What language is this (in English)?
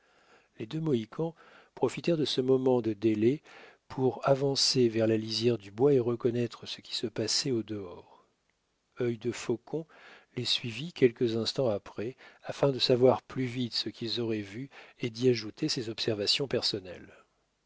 French